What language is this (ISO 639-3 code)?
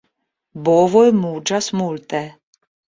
epo